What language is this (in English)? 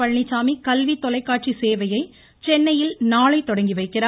Tamil